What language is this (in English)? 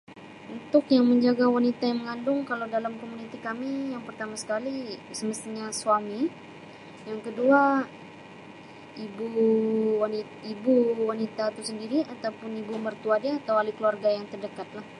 Sabah Malay